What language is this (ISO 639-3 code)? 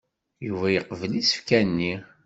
kab